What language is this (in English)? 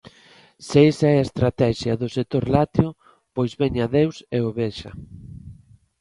Galician